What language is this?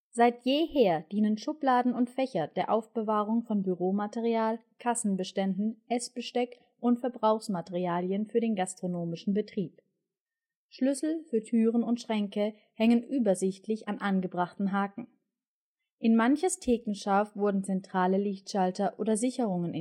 German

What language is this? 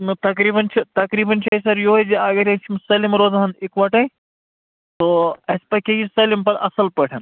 Kashmiri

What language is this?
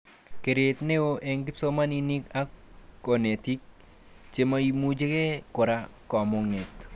Kalenjin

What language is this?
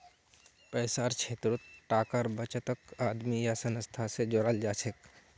Magahi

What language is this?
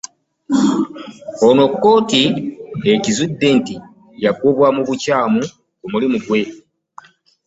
Ganda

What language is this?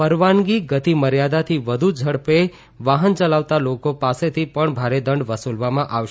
Gujarati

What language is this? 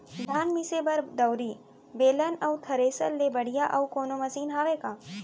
Chhattisgarhi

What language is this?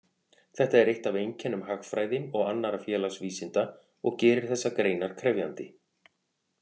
Icelandic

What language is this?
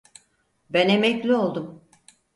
Turkish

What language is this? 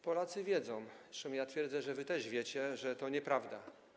Polish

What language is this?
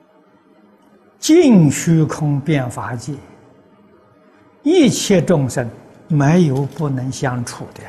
Chinese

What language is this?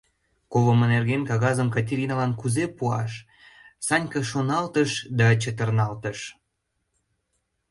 Mari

